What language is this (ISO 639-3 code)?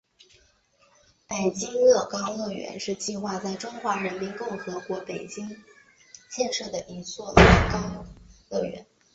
zho